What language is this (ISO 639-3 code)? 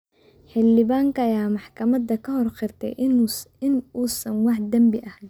som